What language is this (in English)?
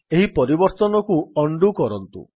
Odia